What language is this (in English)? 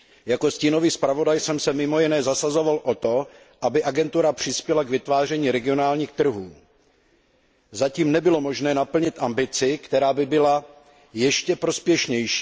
Czech